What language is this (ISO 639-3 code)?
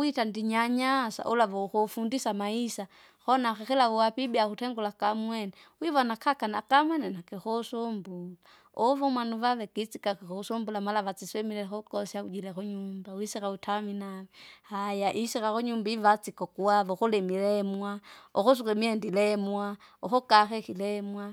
zga